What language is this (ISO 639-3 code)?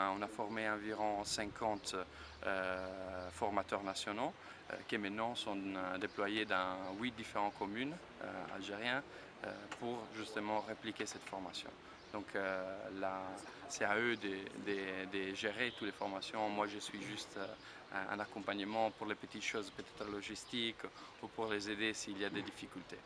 fra